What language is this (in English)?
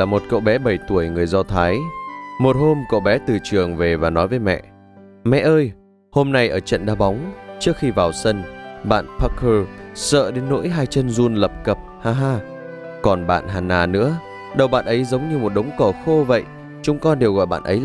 Vietnamese